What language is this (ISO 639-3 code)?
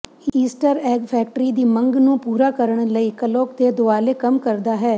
pan